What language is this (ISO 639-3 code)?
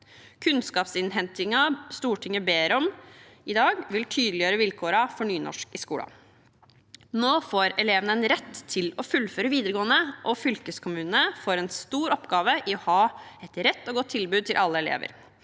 nor